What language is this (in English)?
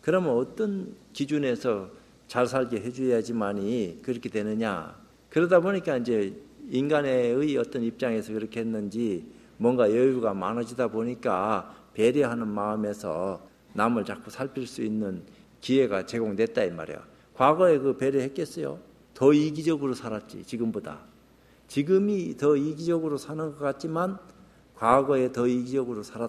Korean